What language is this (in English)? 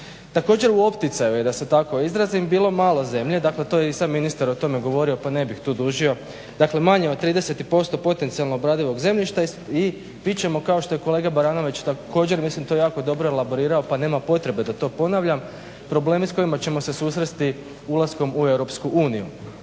Croatian